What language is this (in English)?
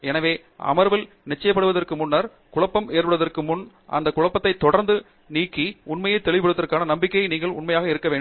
Tamil